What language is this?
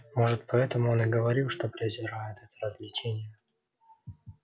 Russian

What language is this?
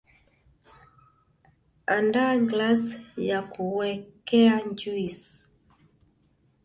Swahili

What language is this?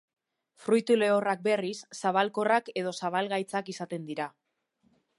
Basque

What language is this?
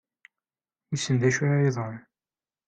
Kabyle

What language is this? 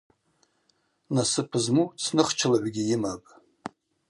Abaza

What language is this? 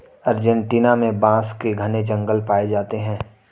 Hindi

